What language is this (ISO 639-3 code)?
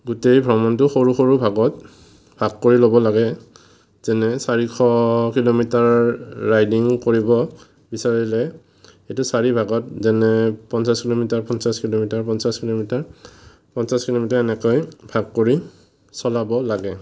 asm